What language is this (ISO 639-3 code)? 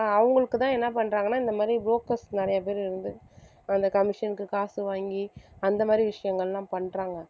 tam